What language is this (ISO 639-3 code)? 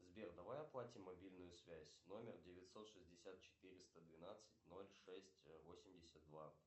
rus